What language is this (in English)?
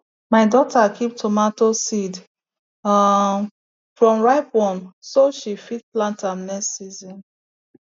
Nigerian Pidgin